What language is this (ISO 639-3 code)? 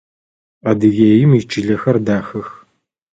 ady